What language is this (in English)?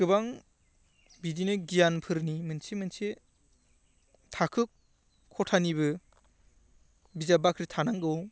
Bodo